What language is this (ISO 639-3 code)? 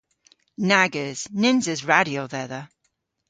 cor